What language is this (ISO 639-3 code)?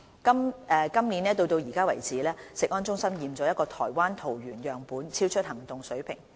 yue